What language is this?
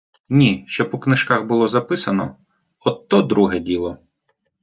Ukrainian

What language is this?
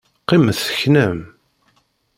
Kabyle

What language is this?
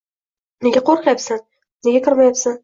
Uzbek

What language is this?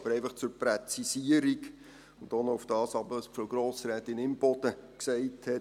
Swiss German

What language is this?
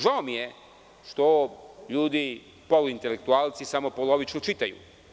Serbian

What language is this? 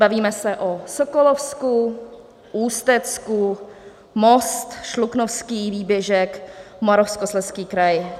Czech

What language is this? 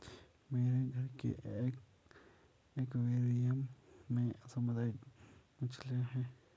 Hindi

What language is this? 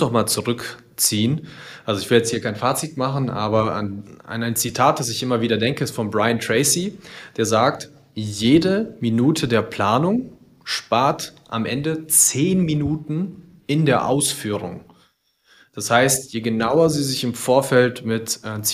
German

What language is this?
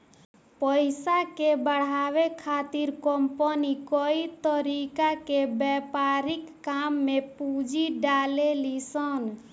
Bhojpuri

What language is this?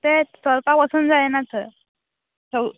Konkani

